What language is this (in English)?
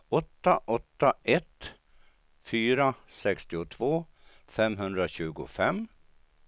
Swedish